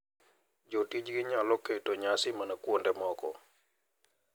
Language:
Luo (Kenya and Tanzania)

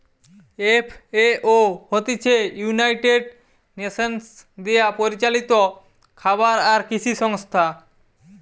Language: Bangla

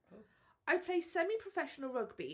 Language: Welsh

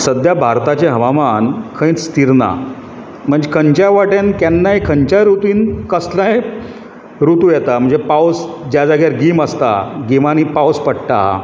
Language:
Konkani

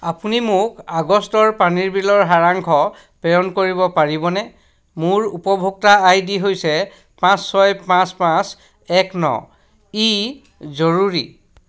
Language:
Assamese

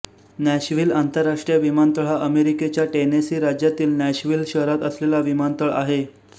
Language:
Marathi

